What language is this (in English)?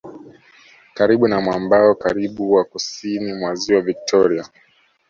Swahili